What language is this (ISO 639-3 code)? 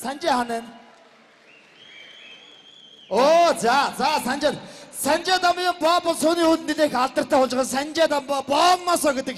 tur